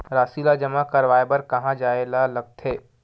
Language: Chhattisgarhi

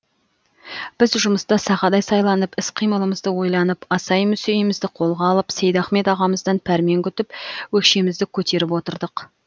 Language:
Kazakh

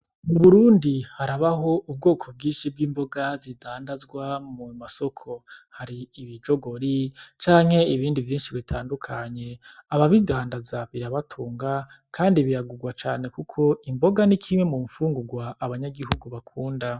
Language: Rundi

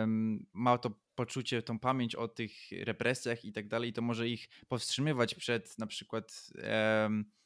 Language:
Polish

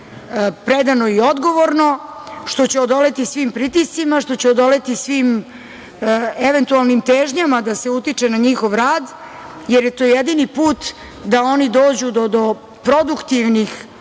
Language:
Serbian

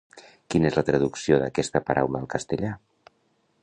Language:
Catalan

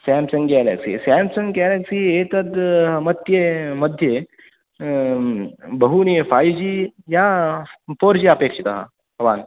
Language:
Sanskrit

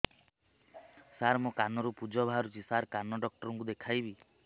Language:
Odia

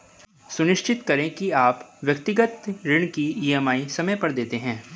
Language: Hindi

